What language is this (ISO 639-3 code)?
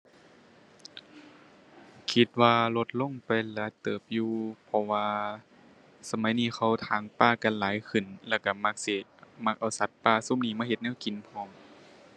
tha